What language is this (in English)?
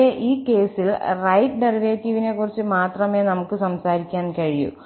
Malayalam